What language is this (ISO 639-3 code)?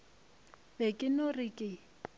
nso